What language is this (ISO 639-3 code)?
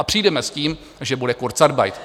ces